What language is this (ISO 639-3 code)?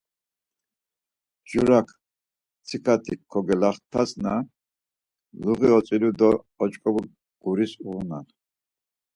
lzz